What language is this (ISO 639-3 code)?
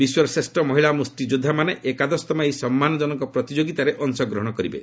ori